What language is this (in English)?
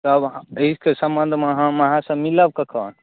Maithili